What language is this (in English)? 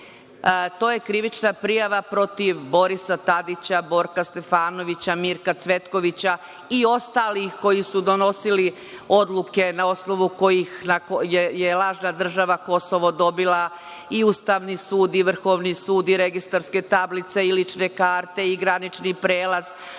Serbian